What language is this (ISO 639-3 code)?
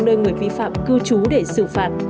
vie